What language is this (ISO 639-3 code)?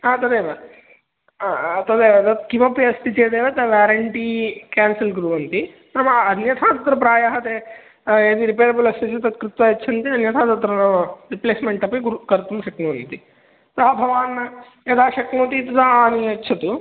san